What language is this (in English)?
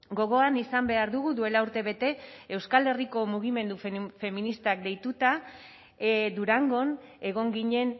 Basque